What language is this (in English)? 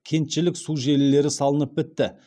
Kazakh